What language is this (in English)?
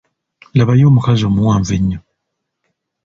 Ganda